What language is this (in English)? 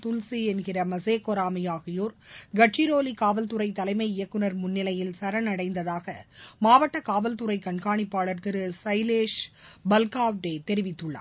Tamil